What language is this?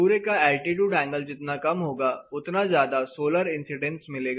Hindi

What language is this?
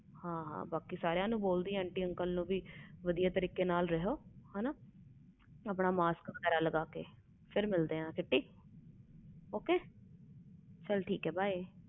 Punjabi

